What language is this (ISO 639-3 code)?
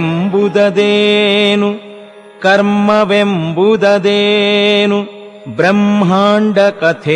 kan